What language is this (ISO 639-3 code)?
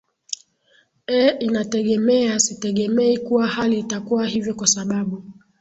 swa